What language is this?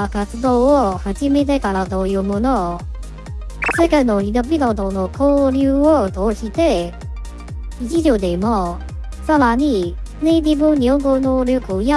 Japanese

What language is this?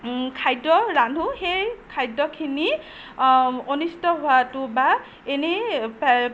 Assamese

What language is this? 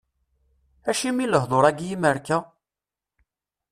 Kabyle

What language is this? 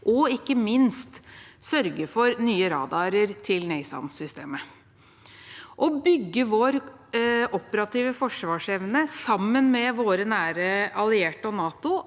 Norwegian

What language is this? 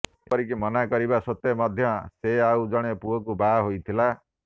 Odia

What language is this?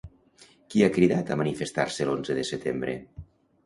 Catalan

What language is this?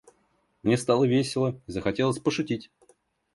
Russian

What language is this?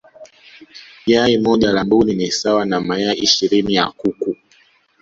Swahili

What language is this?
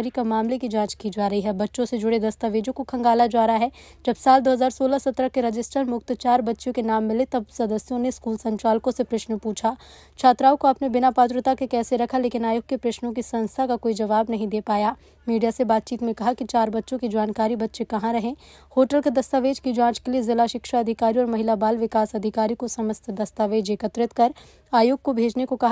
Hindi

